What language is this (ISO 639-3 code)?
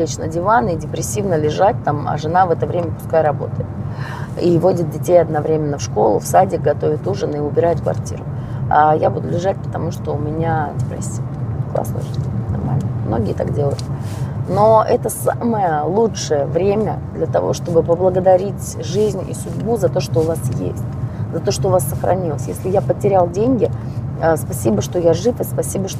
rus